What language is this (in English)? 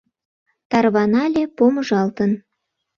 Mari